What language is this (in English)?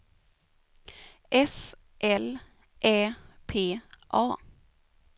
Swedish